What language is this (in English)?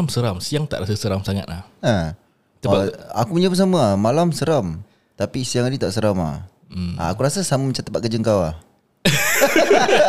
Malay